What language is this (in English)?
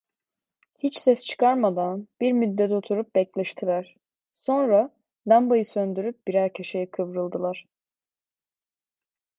Turkish